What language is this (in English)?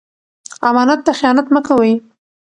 Pashto